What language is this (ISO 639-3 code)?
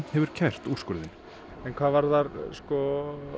isl